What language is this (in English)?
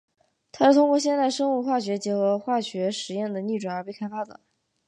Chinese